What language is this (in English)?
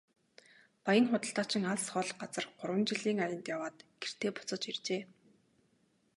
Mongolian